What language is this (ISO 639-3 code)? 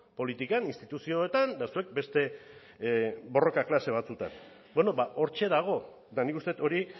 eus